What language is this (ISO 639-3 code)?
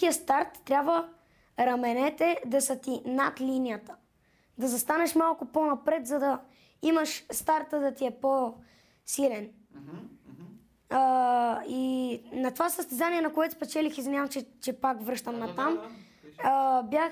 bul